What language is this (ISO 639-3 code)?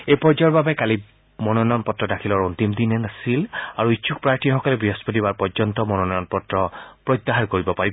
asm